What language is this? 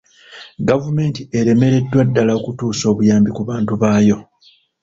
Ganda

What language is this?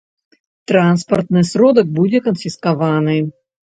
Belarusian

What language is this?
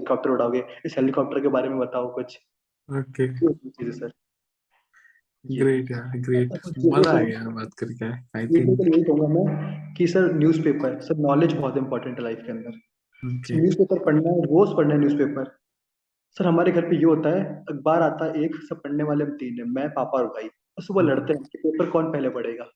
Hindi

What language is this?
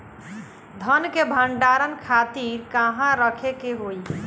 Bhojpuri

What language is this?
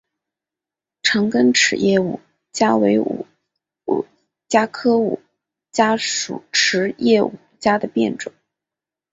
Chinese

